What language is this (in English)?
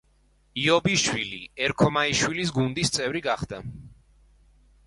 Georgian